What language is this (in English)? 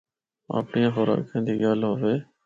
Northern Hindko